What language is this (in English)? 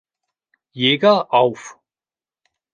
German